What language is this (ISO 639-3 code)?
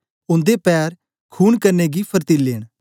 doi